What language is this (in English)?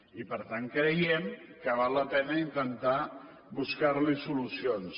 Catalan